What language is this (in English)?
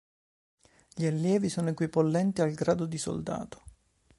Italian